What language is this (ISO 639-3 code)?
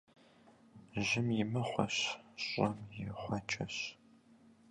kbd